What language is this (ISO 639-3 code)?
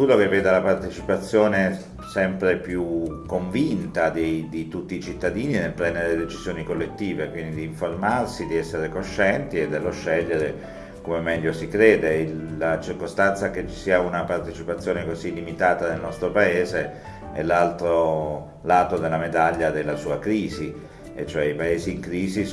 ita